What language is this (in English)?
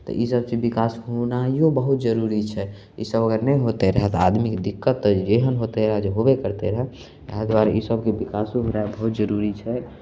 Maithili